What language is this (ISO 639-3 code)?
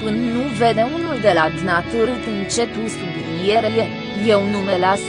ron